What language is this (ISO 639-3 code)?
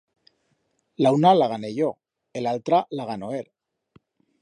arg